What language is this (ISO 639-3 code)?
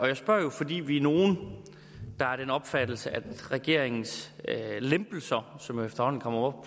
dan